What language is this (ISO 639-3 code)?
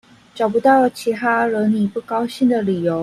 zho